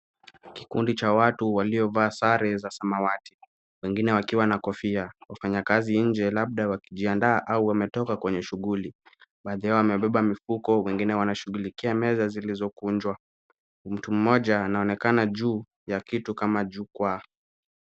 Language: Swahili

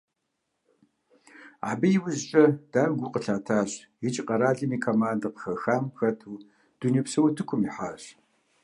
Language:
Kabardian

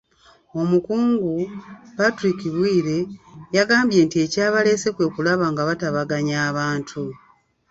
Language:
Ganda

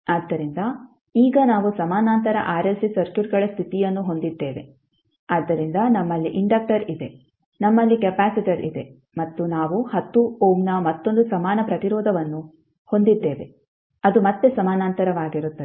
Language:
Kannada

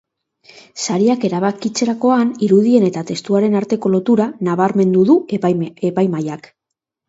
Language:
Basque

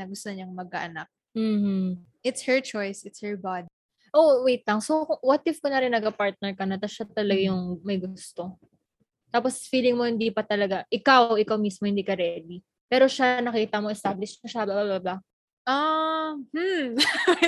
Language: Filipino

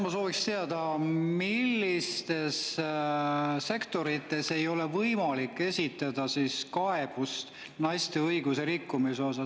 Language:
Estonian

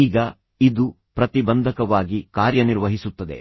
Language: Kannada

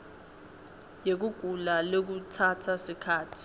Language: Swati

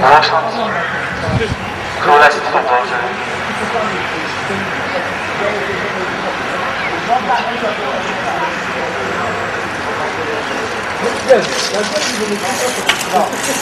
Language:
Polish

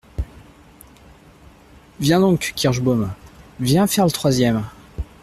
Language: French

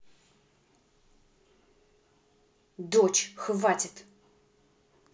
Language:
Russian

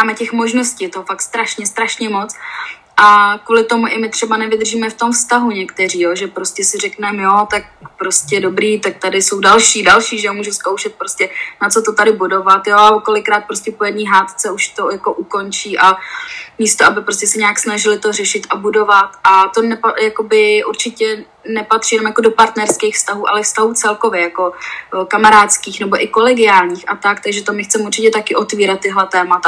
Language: Czech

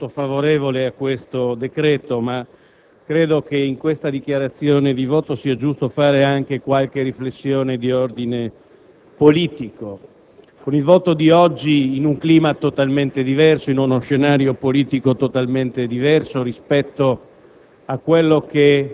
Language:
Italian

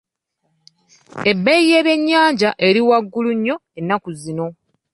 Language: Ganda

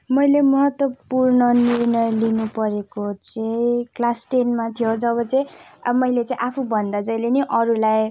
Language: Nepali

